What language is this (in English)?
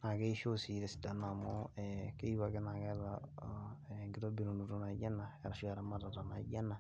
Masai